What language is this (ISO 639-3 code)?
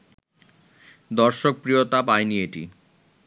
ben